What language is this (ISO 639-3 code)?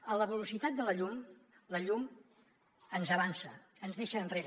cat